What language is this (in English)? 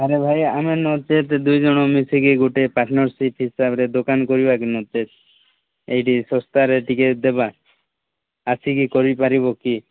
Odia